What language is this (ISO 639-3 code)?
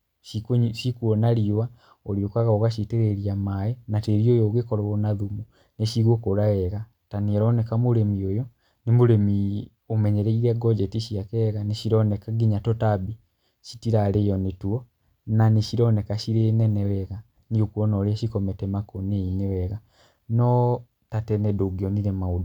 kik